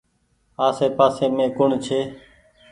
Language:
Goaria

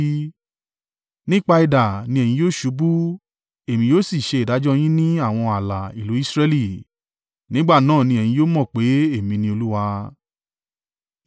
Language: Yoruba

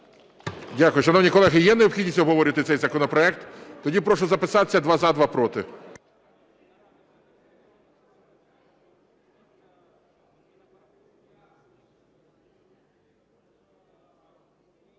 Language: Ukrainian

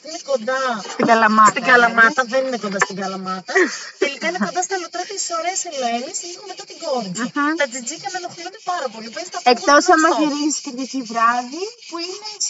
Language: Greek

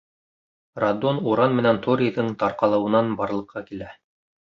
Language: Bashkir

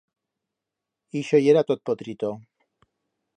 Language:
Aragonese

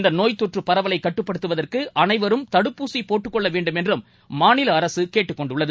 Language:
Tamil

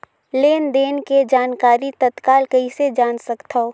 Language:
Chhattisgarhi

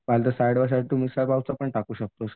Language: Marathi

